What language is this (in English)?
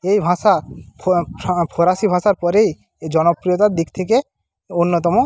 Bangla